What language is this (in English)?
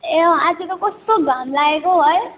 Nepali